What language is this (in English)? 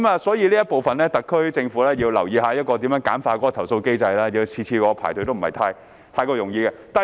Cantonese